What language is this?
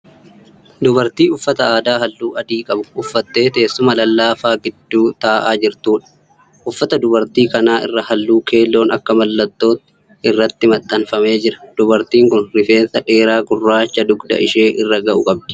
Oromo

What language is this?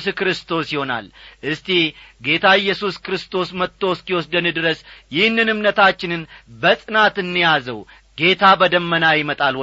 Amharic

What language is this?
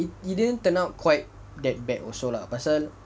English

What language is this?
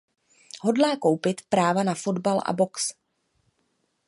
Czech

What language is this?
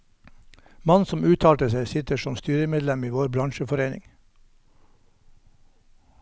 Norwegian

